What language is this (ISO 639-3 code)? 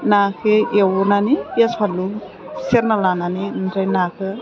brx